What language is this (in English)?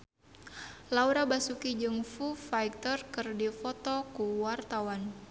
Sundanese